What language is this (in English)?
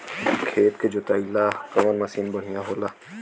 Bhojpuri